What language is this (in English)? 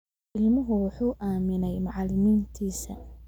Somali